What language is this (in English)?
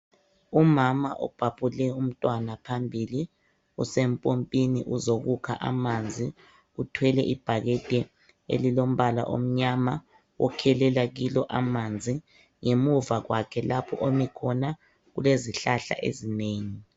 North Ndebele